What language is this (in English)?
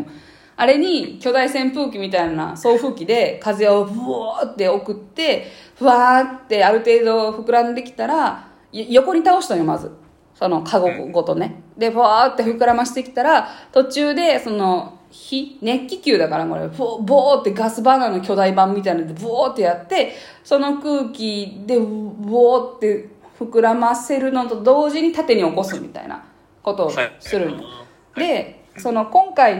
Japanese